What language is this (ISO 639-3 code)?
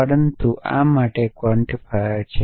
guj